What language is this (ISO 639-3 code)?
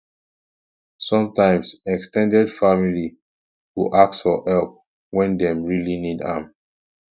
pcm